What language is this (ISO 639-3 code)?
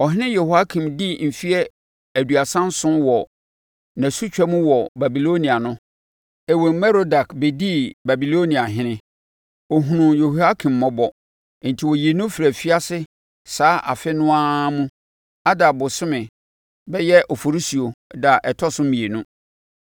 aka